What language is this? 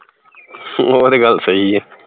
Punjabi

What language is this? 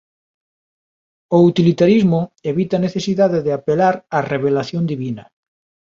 Galician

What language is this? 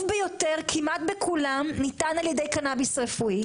Hebrew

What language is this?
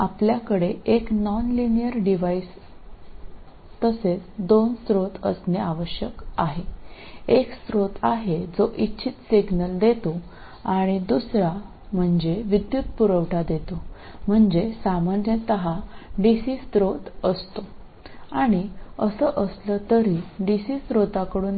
Malayalam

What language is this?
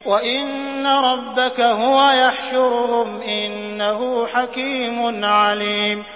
Arabic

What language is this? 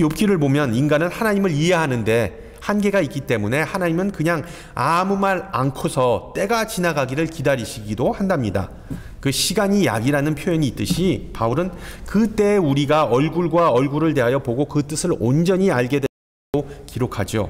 Korean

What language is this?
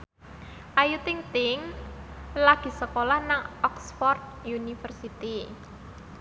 Javanese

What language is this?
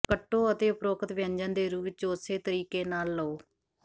Punjabi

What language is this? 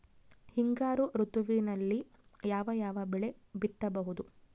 Kannada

